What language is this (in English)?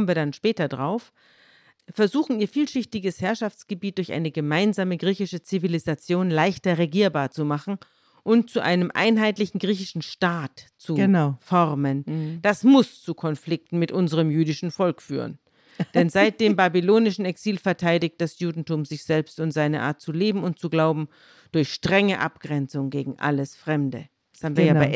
German